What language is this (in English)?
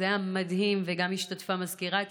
Hebrew